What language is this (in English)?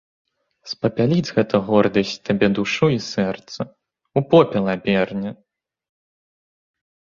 Belarusian